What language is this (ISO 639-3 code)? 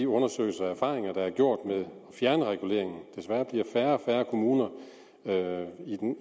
dan